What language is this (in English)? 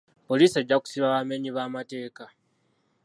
Ganda